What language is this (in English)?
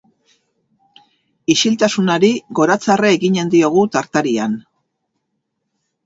Basque